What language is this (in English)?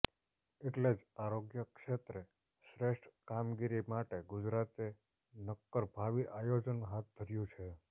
Gujarati